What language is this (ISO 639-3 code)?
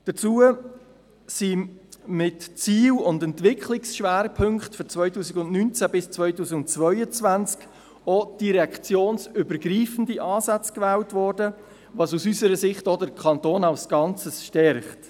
gsw